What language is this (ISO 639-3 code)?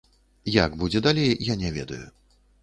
bel